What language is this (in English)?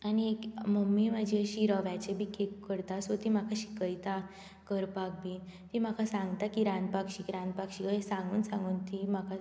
Konkani